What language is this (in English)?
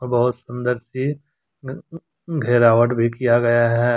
Hindi